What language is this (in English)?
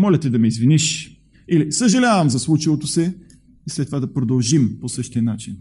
Bulgarian